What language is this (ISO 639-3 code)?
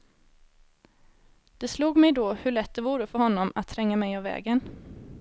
swe